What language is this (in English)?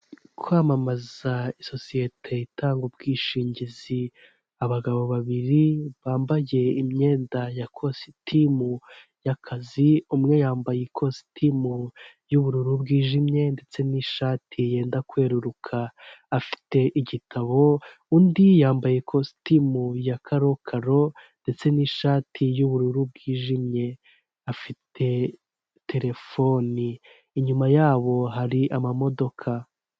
Kinyarwanda